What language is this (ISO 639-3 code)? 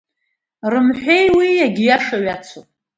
abk